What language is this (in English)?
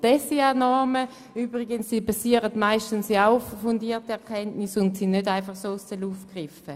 Swiss German